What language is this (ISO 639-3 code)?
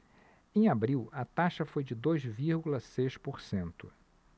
por